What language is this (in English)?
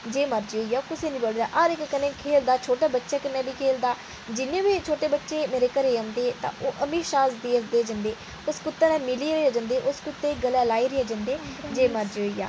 Dogri